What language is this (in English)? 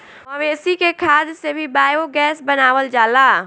Bhojpuri